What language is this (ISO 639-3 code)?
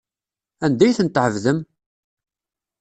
kab